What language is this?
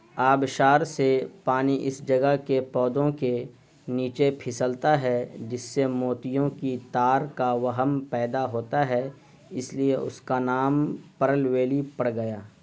Urdu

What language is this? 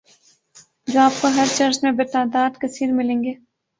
Urdu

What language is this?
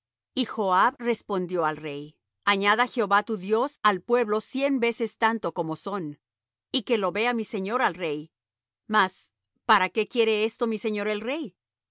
Spanish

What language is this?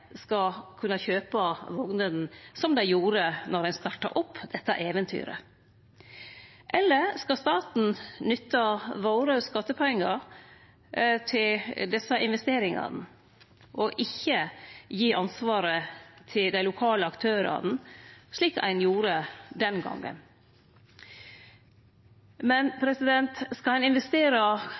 Norwegian Nynorsk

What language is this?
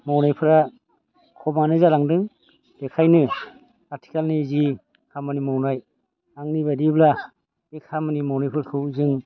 Bodo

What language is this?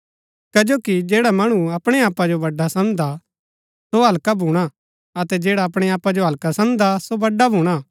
Gaddi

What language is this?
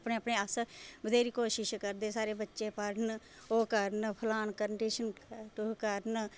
Dogri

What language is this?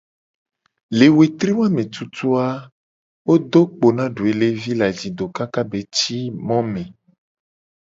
Gen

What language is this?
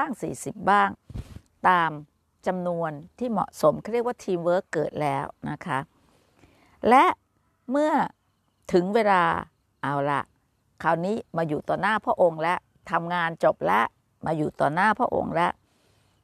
Thai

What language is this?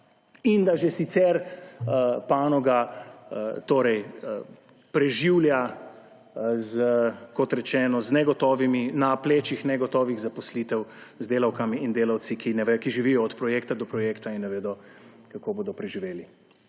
Slovenian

